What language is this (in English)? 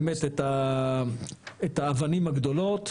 Hebrew